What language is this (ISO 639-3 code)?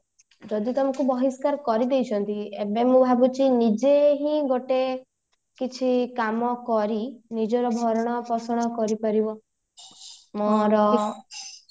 ori